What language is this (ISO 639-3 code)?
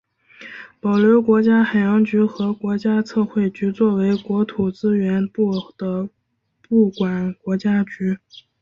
zho